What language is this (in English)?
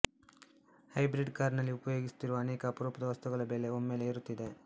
Kannada